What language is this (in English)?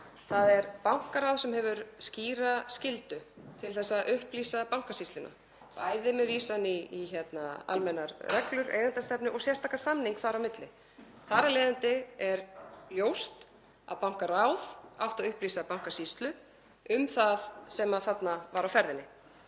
Icelandic